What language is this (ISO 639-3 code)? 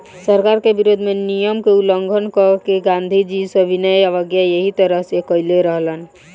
bho